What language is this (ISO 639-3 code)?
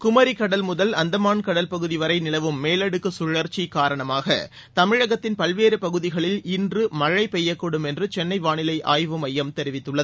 tam